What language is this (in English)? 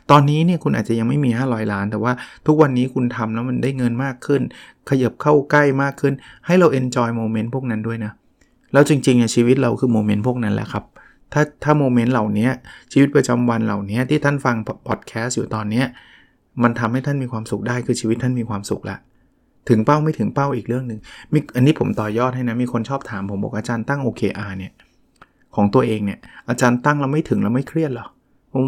Thai